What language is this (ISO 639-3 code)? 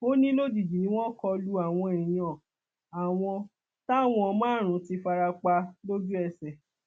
yor